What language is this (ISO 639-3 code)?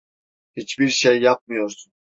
tur